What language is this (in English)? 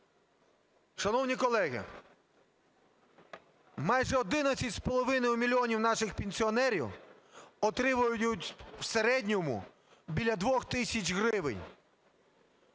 Ukrainian